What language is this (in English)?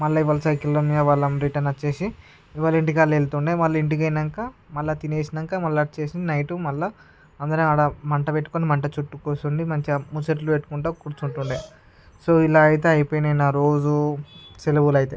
Telugu